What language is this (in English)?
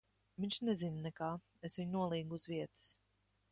Latvian